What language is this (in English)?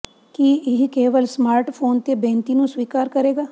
Punjabi